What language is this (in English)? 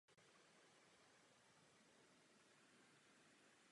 Czech